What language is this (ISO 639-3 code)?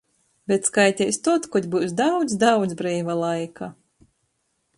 ltg